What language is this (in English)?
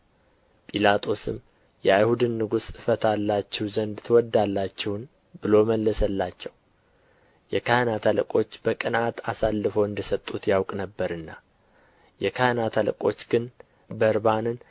Amharic